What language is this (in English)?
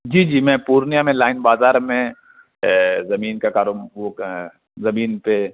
Urdu